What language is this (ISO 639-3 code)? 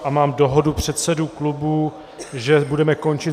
ces